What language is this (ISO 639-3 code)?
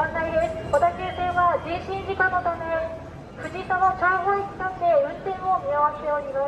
jpn